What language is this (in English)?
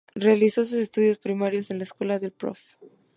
Spanish